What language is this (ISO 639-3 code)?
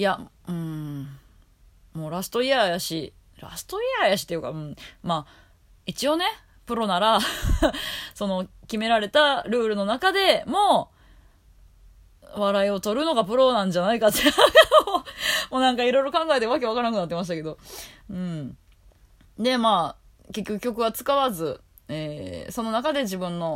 jpn